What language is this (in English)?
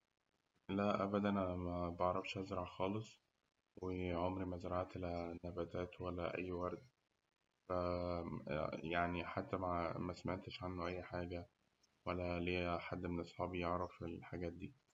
Egyptian Arabic